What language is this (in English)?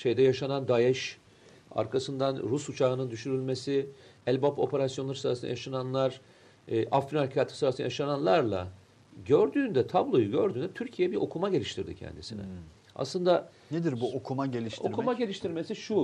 Turkish